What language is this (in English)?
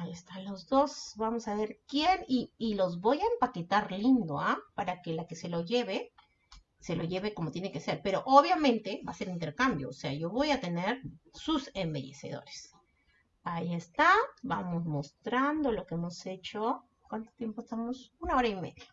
Spanish